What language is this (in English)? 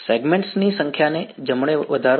Gujarati